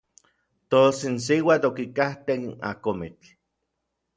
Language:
Orizaba Nahuatl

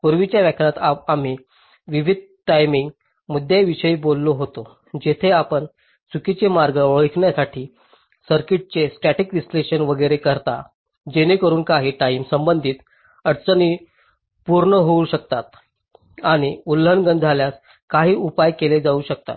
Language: Marathi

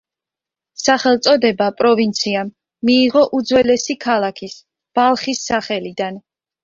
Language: Georgian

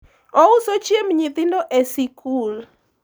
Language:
Luo (Kenya and Tanzania)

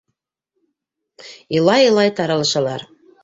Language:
Bashkir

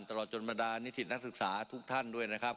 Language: Thai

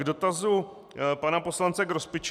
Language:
Czech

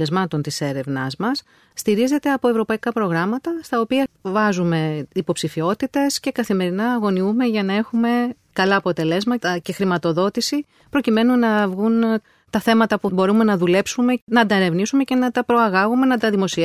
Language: Greek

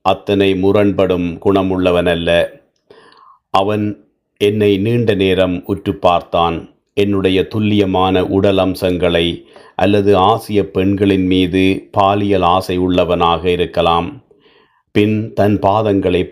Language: Tamil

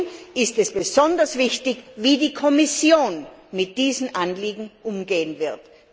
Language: German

